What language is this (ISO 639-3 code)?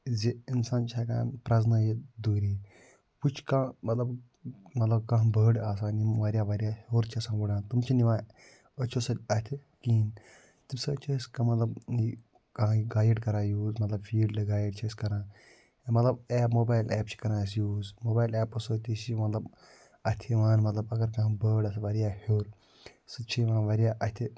kas